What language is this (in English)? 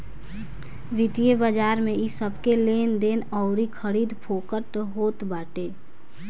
Bhojpuri